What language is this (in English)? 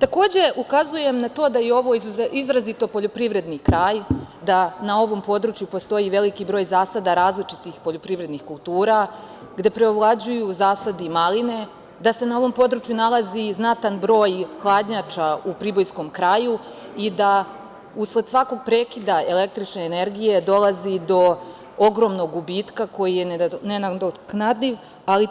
Serbian